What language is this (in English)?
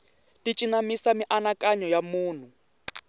Tsonga